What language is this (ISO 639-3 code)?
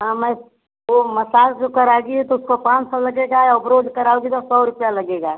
hin